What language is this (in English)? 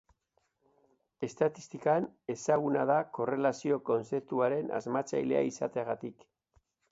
Basque